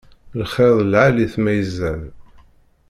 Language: Kabyle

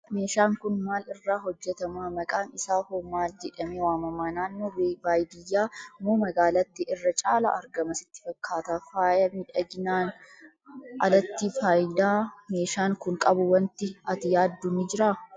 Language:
Oromo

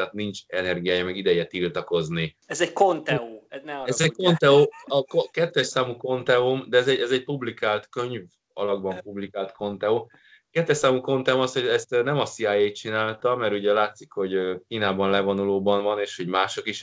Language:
Hungarian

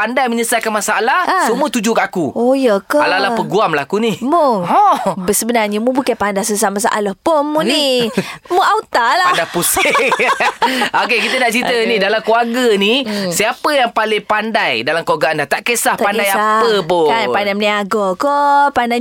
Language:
Malay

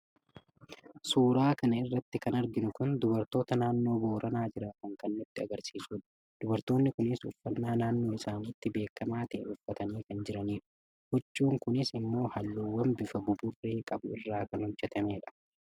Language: Oromo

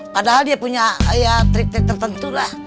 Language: Indonesian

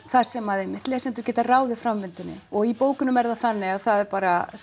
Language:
Icelandic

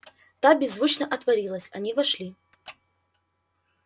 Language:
Russian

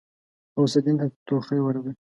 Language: Pashto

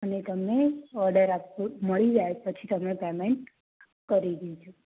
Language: Gujarati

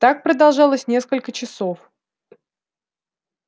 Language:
Russian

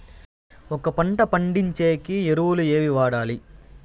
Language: Telugu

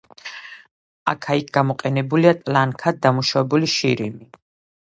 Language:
Georgian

